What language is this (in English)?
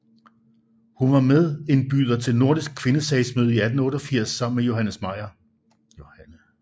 Danish